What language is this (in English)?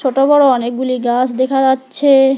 Bangla